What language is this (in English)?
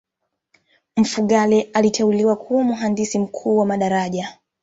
Swahili